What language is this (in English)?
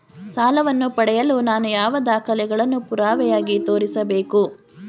Kannada